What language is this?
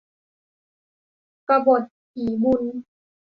Thai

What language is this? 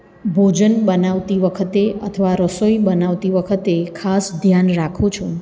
Gujarati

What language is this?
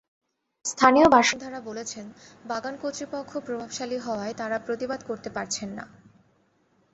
Bangla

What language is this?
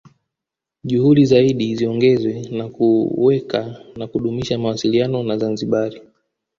Swahili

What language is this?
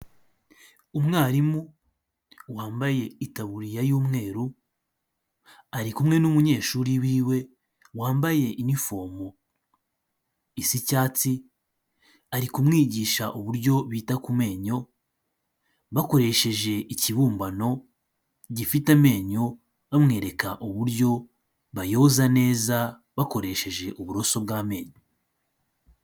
Kinyarwanda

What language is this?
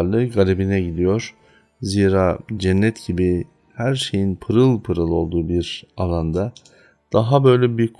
Turkish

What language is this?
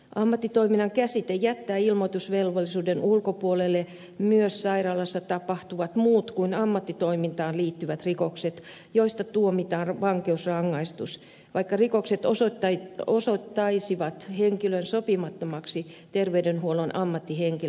Finnish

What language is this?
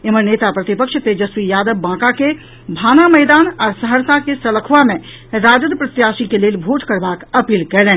Maithili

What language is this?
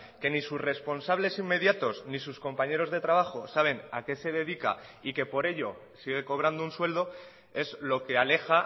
Spanish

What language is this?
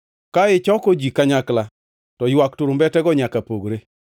Luo (Kenya and Tanzania)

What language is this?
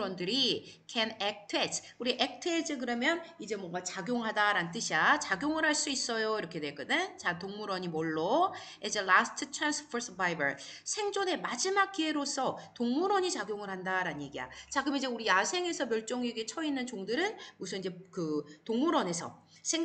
Korean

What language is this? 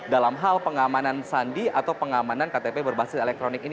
Indonesian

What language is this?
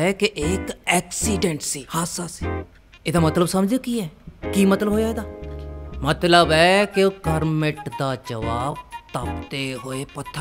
Hindi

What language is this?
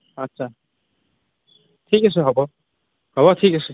Assamese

